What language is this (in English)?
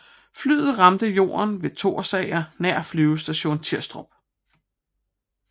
Danish